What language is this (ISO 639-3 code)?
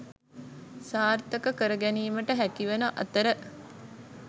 sin